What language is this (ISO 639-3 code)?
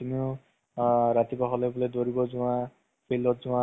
asm